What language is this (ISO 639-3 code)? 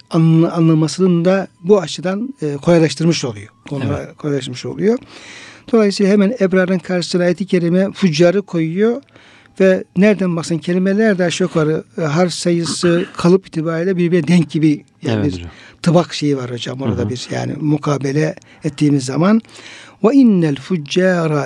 tur